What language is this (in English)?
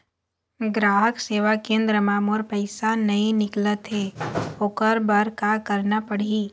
Chhattisgarhi